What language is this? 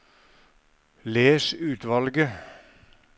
Norwegian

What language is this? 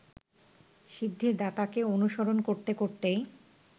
Bangla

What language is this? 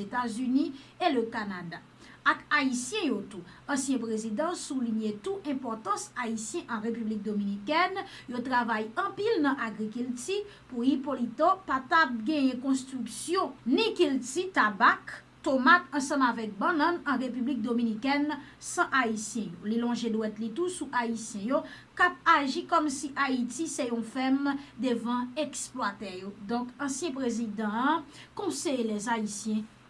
French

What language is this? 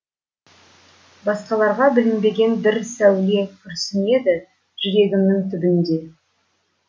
Kazakh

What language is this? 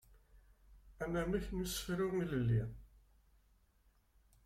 Kabyle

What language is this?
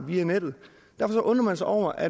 Danish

